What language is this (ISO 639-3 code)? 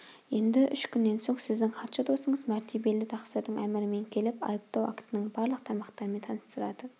kaz